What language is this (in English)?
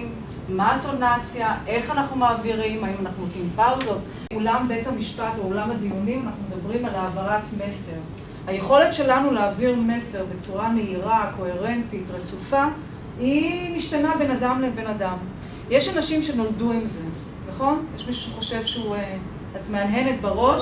Hebrew